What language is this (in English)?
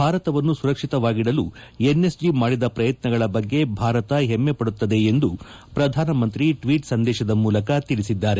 Kannada